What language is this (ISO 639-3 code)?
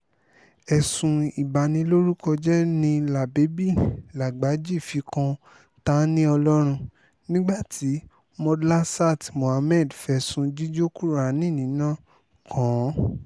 yor